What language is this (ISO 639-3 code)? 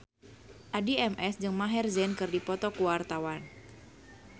sun